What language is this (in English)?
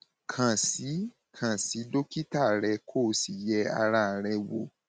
Yoruba